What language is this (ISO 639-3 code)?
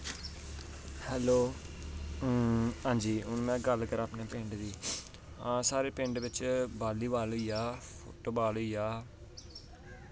doi